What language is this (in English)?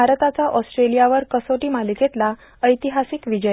Marathi